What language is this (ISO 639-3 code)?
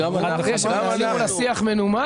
heb